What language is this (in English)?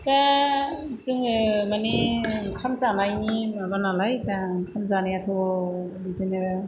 Bodo